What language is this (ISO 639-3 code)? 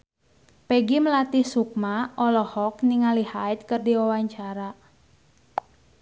sun